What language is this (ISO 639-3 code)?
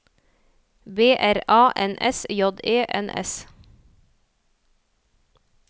nor